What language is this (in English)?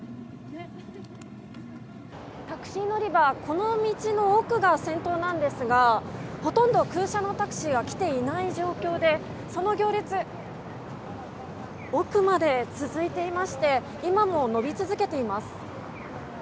Japanese